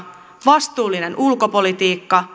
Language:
Finnish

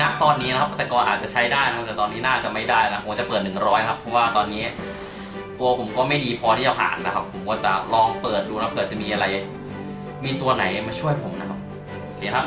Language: Thai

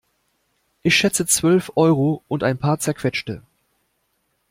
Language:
German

